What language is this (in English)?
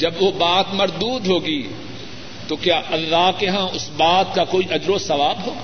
Urdu